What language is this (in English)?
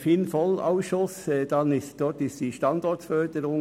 Swiss German